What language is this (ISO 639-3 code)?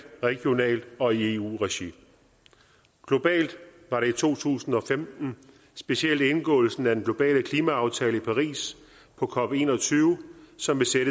dan